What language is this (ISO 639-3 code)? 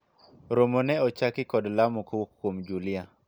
luo